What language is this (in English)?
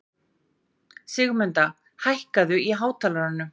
Icelandic